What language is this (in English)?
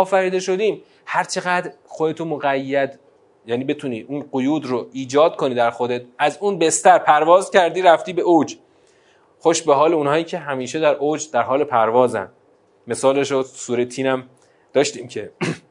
Persian